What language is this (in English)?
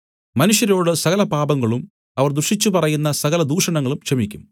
Malayalam